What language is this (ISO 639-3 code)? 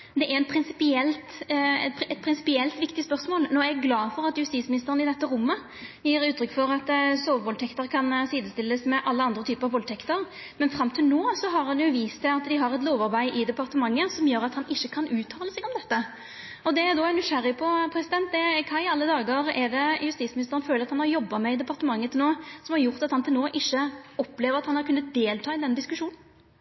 nno